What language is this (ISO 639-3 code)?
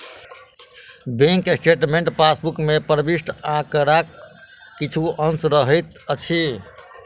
mai